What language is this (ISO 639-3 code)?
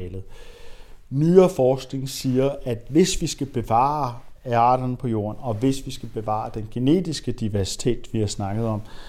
dan